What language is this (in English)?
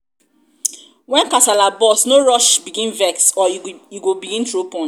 Nigerian Pidgin